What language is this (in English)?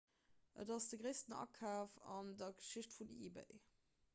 Luxembourgish